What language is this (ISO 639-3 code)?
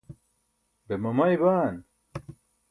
bsk